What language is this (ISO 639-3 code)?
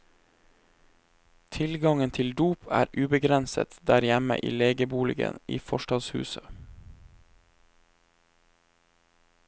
nor